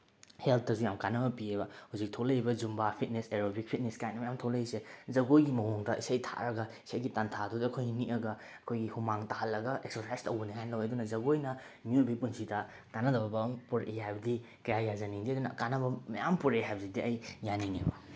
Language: Manipuri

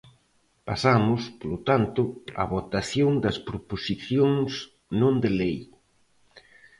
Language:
Galician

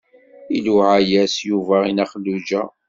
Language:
Kabyle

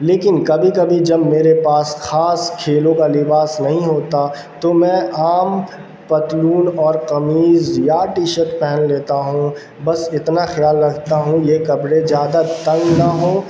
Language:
Urdu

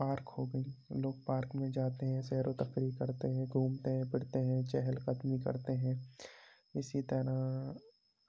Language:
Urdu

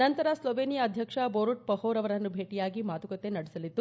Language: Kannada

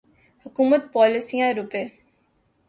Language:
Urdu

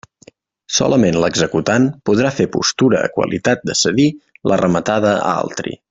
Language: Catalan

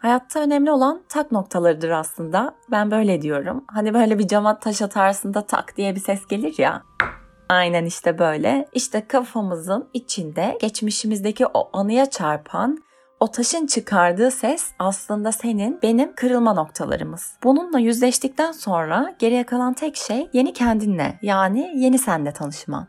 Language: Turkish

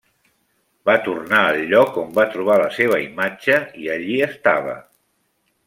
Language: Catalan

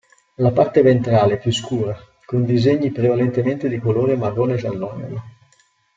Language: Italian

